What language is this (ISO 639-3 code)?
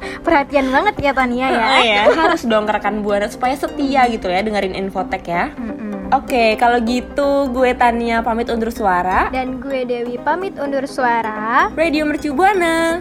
ind